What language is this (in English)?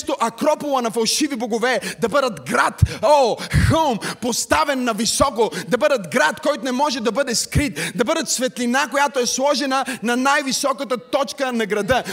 Bulgarian